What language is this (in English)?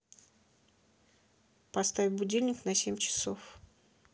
Russian